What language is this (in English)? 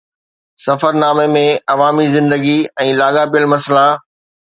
Sindhi